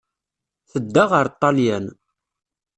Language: Kabyle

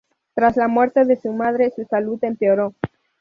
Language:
Spanish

